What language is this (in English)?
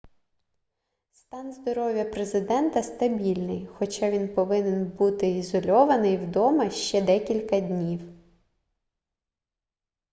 Ukrainian